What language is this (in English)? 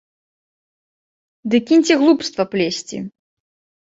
Belarusian